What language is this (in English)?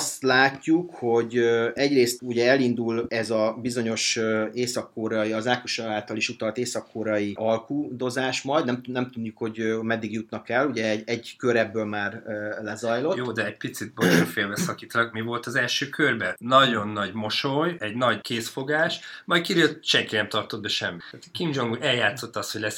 Hungarian